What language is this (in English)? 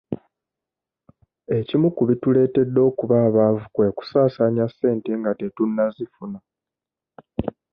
Ganda